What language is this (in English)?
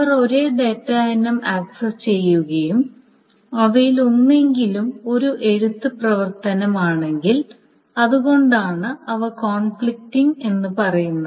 Malayalam